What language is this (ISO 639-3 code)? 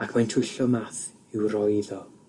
cym